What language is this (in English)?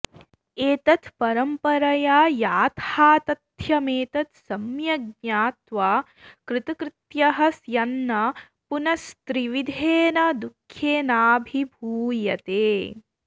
Sanskrit